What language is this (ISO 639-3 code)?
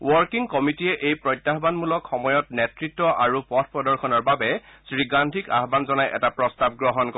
asm